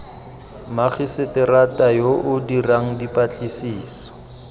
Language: Tswana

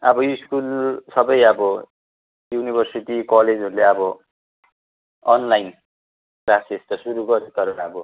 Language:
Nepali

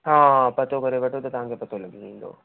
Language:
Sindhi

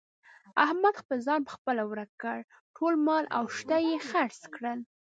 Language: Pashto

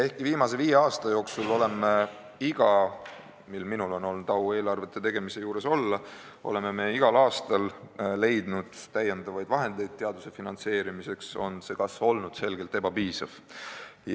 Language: Estonian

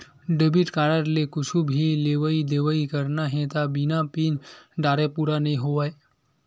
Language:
Chhattisgarhi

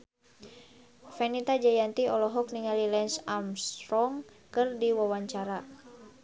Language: Sundanese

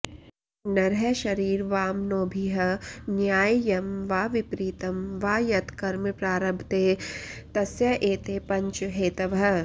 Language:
Sanskrit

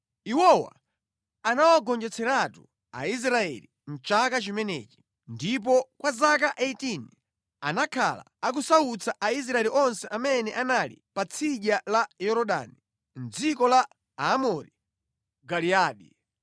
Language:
Nyanja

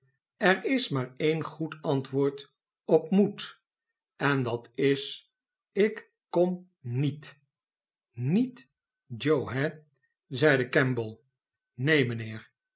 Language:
Dutch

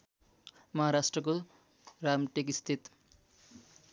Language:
Nepali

